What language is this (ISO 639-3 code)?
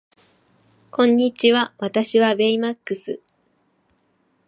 jpn